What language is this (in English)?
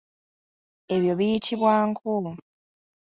Ganda